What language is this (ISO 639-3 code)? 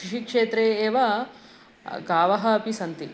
san